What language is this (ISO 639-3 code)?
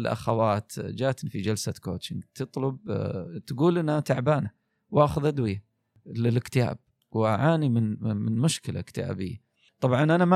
ara